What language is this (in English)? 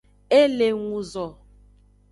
Aja (Benin)